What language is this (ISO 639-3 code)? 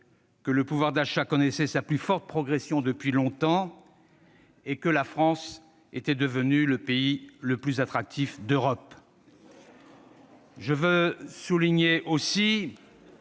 fra